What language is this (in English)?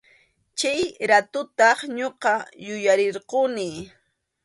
Arequipa-La Unión Quechua